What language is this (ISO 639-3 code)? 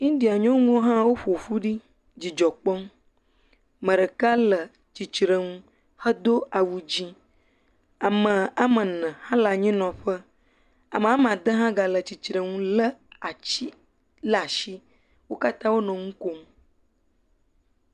ewe